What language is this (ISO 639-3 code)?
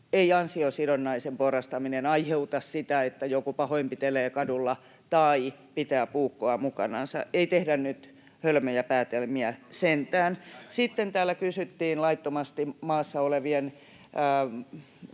fin